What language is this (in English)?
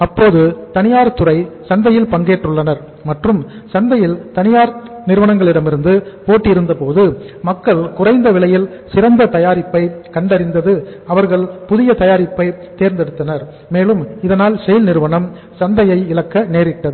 Tamil